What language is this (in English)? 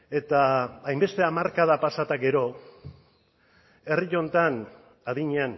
Basque